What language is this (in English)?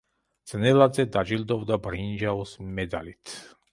Georgian